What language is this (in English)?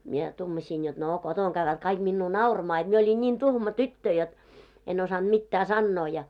Finnish